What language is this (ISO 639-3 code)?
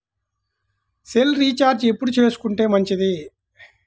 tel